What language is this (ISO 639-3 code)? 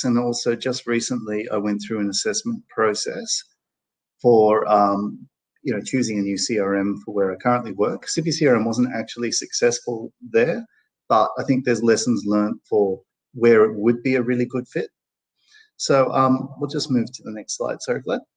eng